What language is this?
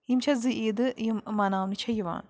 Kashmiri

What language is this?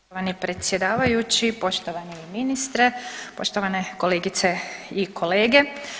Croatian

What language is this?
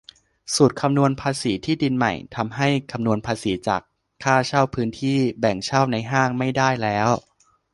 Thai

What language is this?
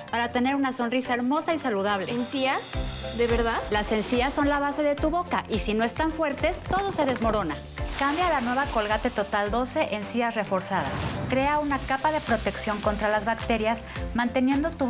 Spanish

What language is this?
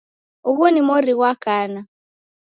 Taita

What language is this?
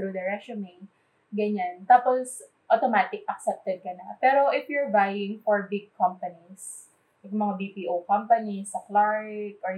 Filipino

